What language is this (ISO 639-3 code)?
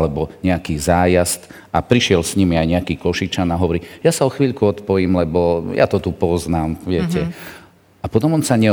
slk